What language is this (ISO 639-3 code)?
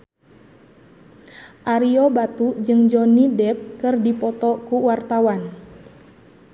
sun